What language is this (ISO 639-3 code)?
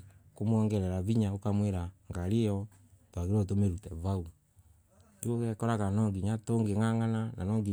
ebu